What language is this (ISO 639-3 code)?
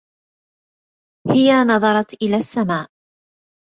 ara